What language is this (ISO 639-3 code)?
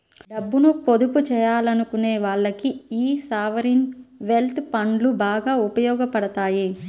tel